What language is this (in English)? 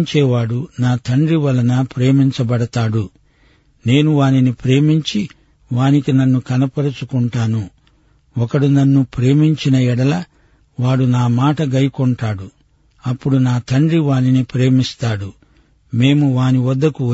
Telugu